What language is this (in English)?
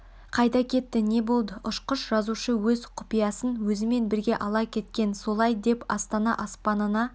Kazakh